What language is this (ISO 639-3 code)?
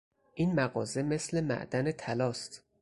fas